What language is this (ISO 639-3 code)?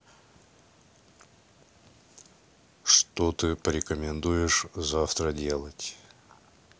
rus